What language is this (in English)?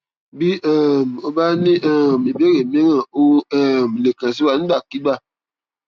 Yoruba